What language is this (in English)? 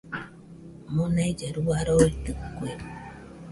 Nüpode Huitoto